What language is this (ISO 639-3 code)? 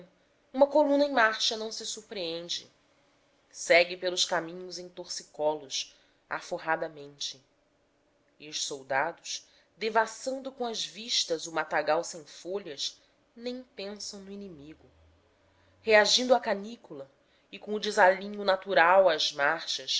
por